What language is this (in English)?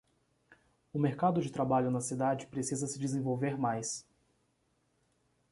Portuguese